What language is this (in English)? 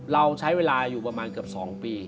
Thai